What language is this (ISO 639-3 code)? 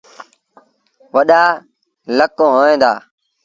sbn